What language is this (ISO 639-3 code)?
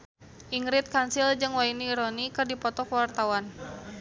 sun